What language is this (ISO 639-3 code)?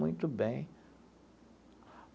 por